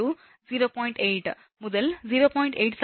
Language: Tamil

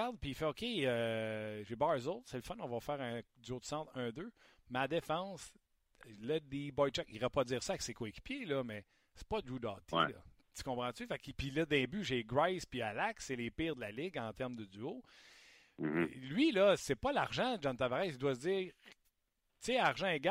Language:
French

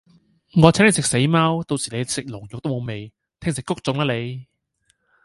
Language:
Cantonese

